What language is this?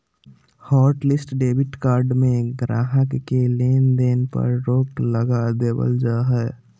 Magahi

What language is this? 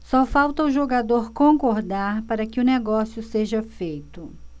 Portuguese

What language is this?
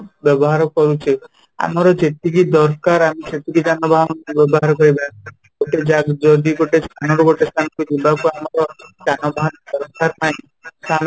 Odia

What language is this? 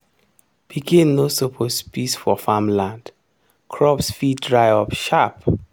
Nigerian Pidgin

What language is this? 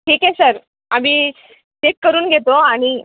Marathi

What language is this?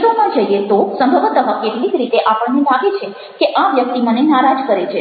Gujarati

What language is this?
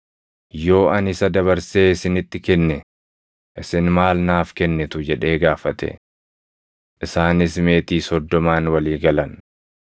Oromo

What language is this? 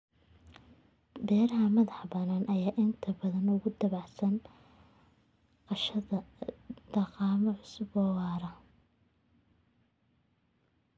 Somali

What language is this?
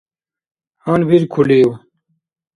Dargwa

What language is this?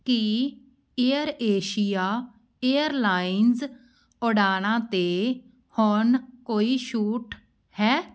Punjabi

